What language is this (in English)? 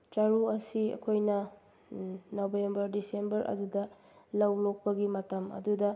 Manipuri